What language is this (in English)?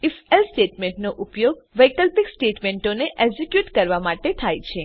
Gujarati